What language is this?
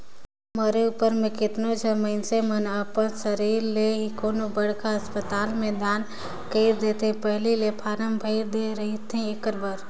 Chhattisgarhi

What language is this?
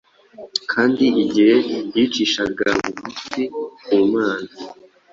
Kinyarwanda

